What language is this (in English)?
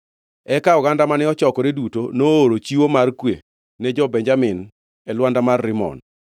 Luo (Kenya and Tanzania)